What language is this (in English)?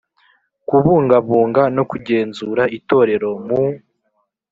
Kinyarwanda